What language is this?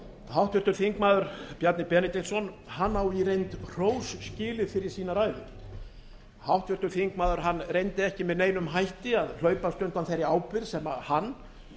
Icelandic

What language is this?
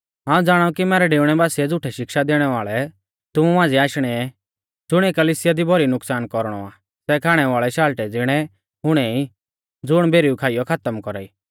Mahasu Pahari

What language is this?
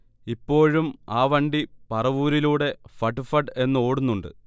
Malayalam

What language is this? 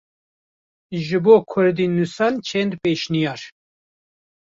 Kurdish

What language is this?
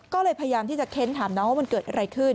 Thai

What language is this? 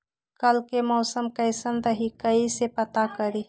Magahi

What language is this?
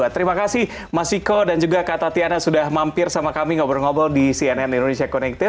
Indonesian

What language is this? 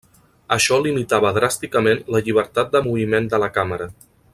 Catalan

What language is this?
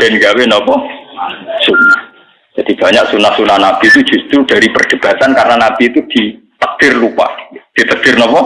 Indonesian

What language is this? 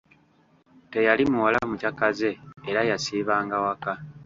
Ganda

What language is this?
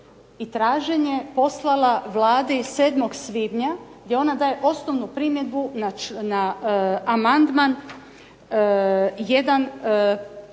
Croatian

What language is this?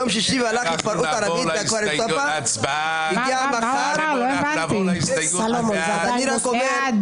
Hebrew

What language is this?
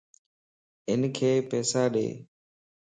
Lasi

